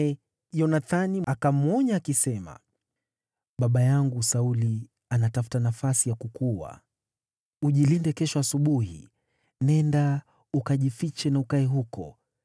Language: Swahili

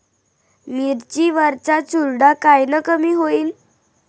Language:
Marathi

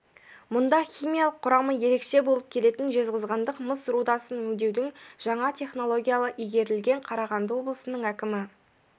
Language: Kazakh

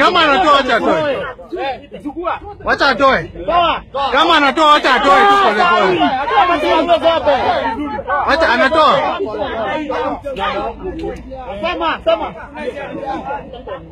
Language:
Arabic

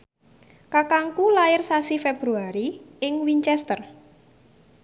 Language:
Javanese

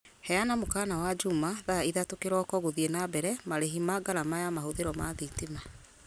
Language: Kikuyu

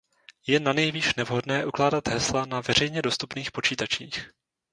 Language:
Czech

